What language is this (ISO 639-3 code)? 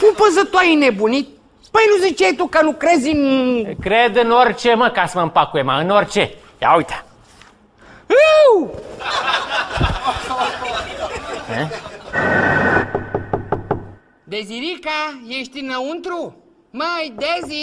ron